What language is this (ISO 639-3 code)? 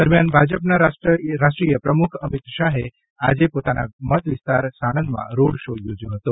guj